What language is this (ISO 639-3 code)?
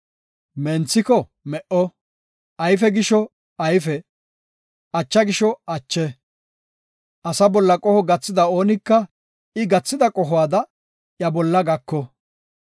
gof